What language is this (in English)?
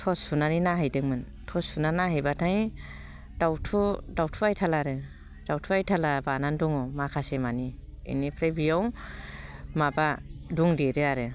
Bodo